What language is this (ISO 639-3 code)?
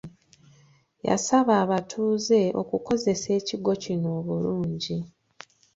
lug